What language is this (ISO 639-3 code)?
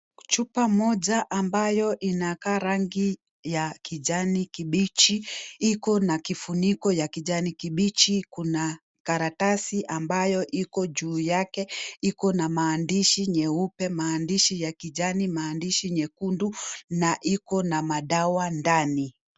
swa